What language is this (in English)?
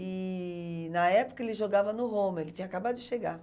Portuguese